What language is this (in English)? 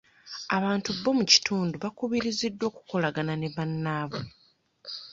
Ganda